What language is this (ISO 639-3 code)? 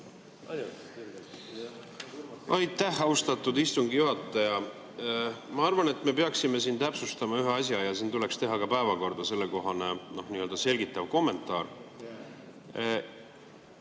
est